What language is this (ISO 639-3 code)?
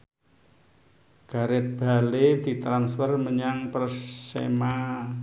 jav